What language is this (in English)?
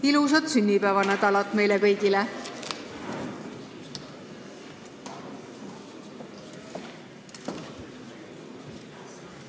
Estonian